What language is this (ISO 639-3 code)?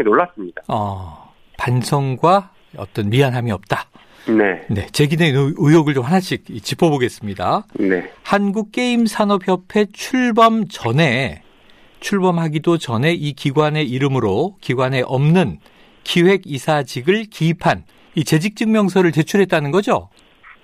kor